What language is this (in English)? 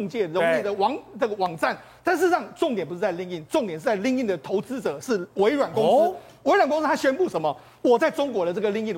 Chinese